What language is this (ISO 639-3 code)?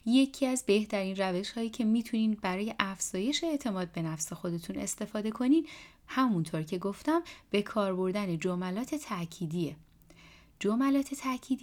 fas